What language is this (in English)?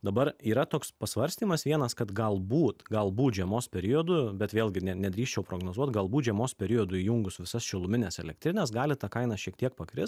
Lithuanian